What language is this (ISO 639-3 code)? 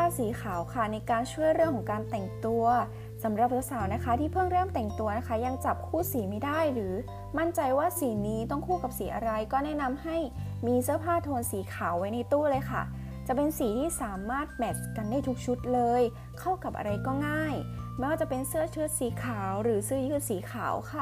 tha